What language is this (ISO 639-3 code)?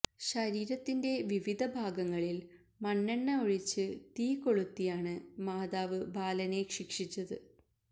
mal